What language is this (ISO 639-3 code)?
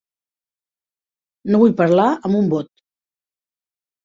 cat